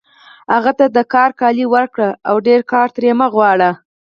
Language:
Pashto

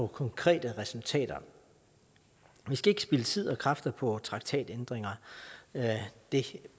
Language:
Danish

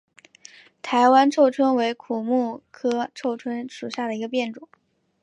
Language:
Chinese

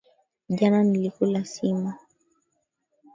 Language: Swahili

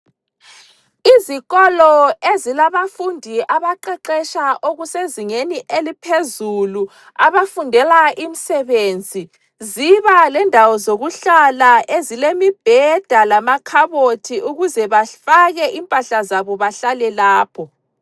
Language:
North Ndebele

